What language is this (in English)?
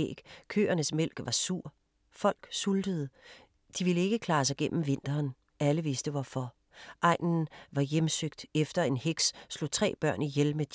Danish